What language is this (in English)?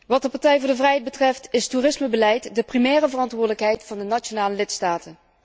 Dutch